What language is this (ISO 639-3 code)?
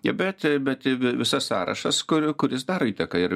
lit